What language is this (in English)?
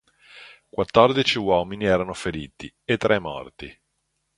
Italian